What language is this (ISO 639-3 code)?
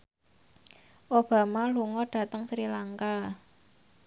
jav